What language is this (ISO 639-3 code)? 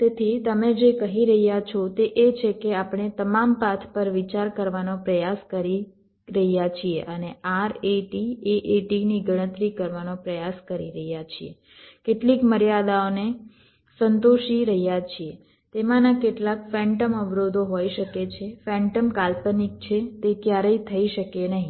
guj